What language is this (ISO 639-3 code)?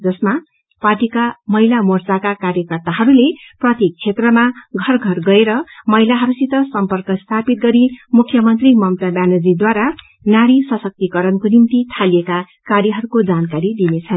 nep